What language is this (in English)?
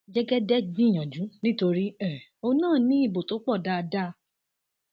Yoruba